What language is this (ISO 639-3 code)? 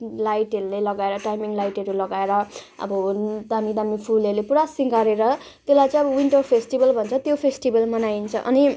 nep